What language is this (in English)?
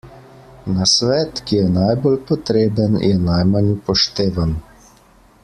Slovenian